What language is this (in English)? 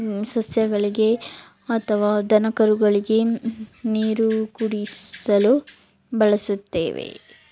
Kannada